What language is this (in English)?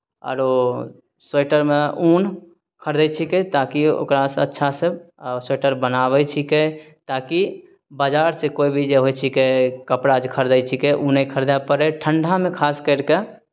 Maithili